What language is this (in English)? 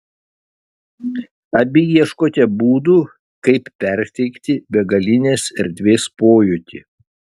Lithuanian